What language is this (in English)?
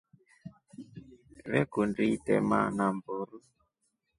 Rombo